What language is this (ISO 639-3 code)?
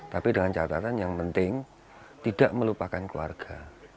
ind